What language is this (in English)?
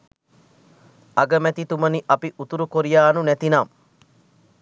Sinhala